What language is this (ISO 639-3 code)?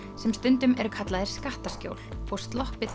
isl